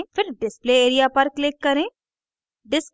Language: Hindi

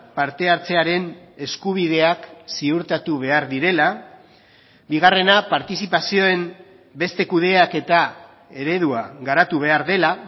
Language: Basque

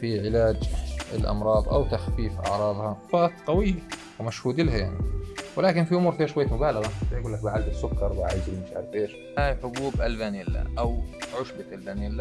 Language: Arabic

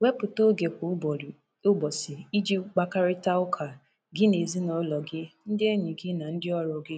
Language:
Igbo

